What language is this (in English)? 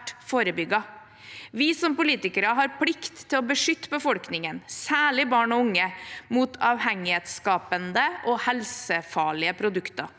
Norwegian